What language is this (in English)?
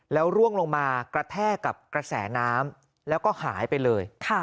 Thai